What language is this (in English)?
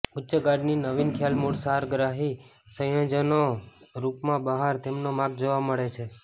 Gujarati